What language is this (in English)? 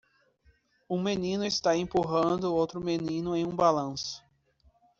Portuguese